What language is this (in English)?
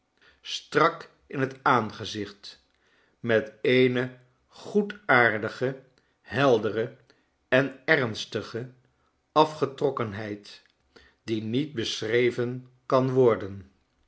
Dutch